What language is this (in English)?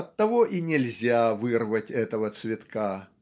Russian